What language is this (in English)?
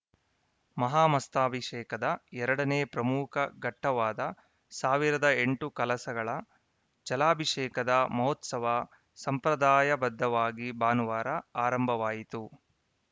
Kannada